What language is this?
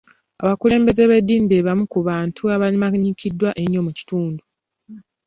Ganda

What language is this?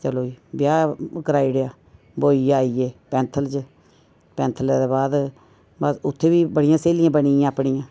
Dogri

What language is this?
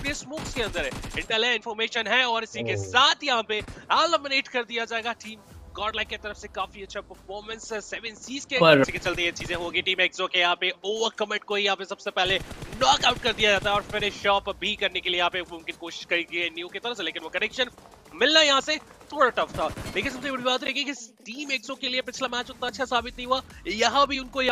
Hindi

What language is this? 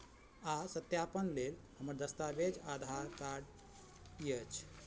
Maithili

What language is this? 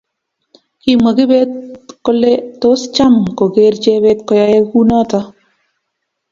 Kalenjin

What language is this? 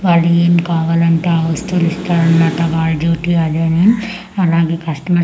Telugu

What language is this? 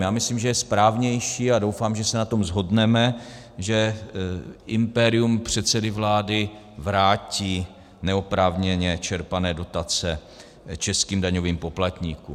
Czech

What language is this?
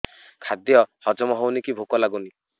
Odia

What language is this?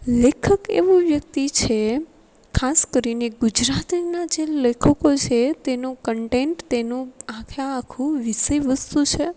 Gujarati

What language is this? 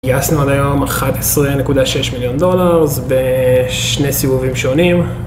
Hebrew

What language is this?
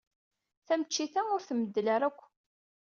Kabyle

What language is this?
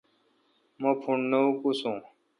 Kalkoti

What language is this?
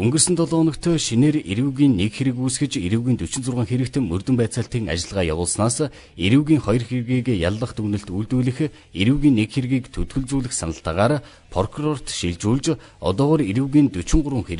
Korean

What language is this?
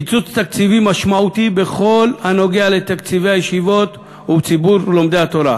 Hebrew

